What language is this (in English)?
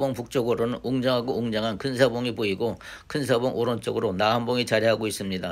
Korean